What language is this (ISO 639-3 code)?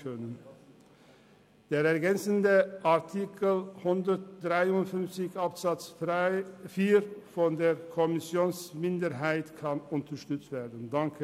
gsw